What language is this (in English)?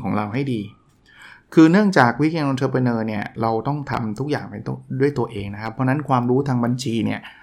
Thai